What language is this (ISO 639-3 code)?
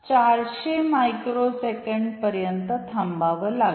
mar